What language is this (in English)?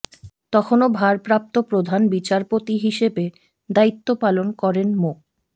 Bangla